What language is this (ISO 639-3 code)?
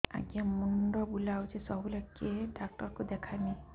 ori